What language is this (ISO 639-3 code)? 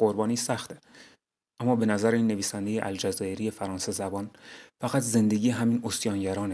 fas